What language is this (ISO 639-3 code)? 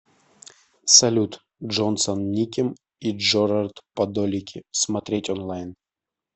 rus